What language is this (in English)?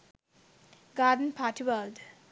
Sinhala